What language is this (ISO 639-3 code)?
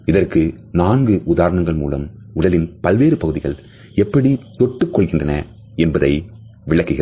tam